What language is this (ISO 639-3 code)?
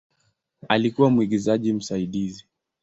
swa